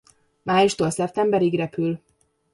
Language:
Hungarian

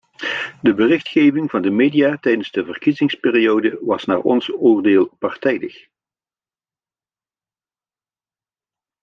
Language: Dutch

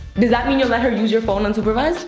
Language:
English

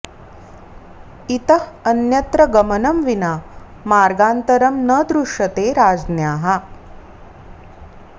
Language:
Sanskrit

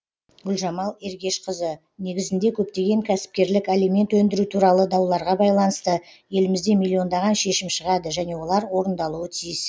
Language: Kazakh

